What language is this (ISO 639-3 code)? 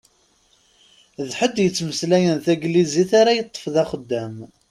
kab